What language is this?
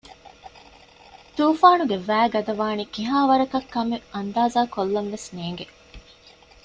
Divehi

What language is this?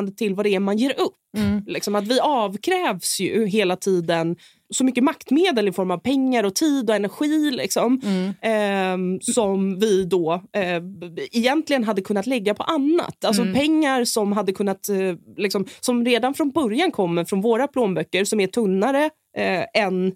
Swedish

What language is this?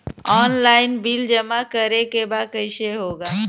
Bhojpuri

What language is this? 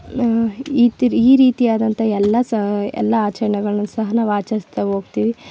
Kannada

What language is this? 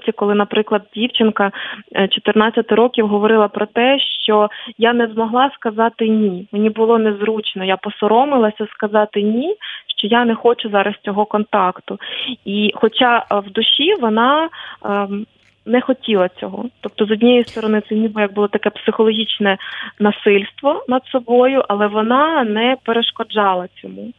Ukrainian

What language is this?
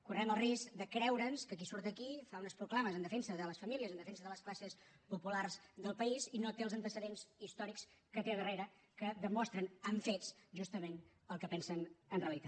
Catalan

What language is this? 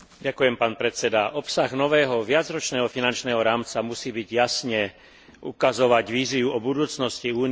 Slovak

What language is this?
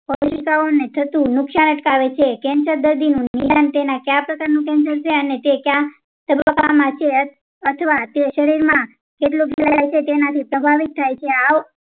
Gujarati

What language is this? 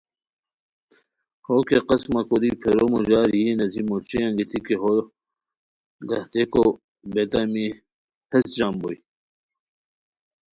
Khowar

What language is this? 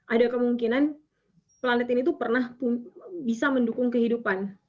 Indonesian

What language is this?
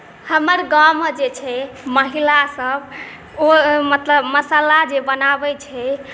Maithili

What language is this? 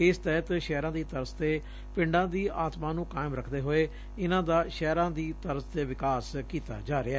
Punjabi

